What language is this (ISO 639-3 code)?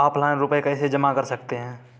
hin